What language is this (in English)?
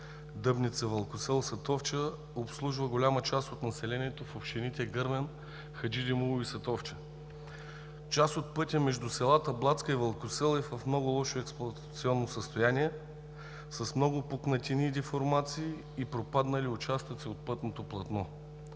Bulgarian